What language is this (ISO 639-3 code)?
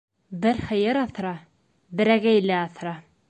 bak